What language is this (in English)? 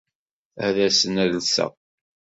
Kabyle